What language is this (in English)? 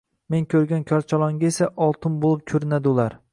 Uzbek